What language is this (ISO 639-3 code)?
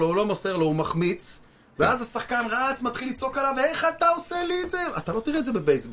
heb